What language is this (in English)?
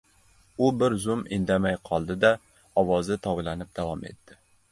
Uzbek